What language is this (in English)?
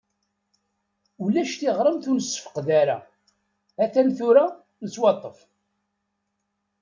Kabyle